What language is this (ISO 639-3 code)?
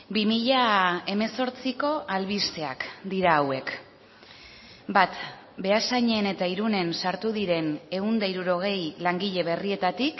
eus